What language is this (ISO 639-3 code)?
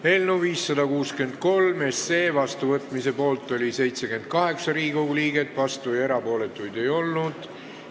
est